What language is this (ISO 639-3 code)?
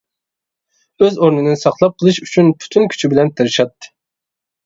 uig